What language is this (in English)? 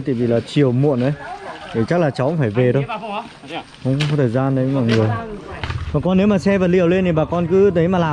Vietnamese